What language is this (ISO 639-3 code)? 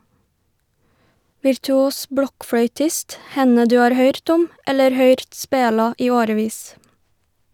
nor